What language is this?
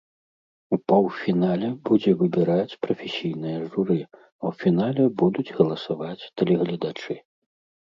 Belarusian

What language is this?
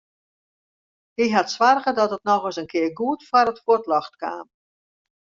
Western Frisian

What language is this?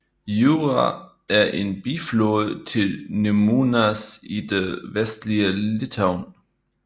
Danish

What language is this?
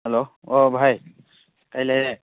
Manipuri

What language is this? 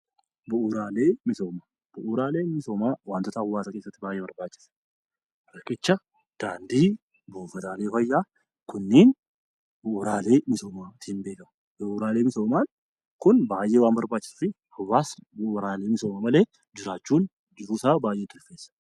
Oromo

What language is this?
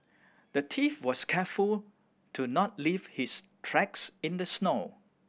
English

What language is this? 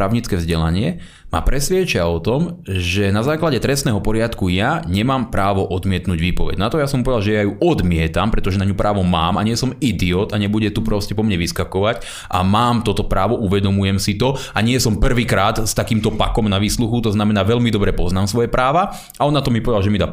Slovak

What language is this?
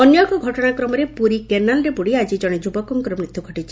Odia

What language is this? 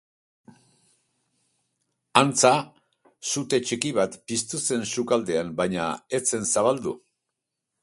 Basque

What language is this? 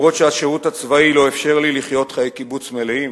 Hebrew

